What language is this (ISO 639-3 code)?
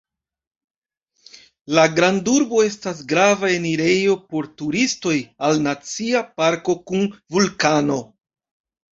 epo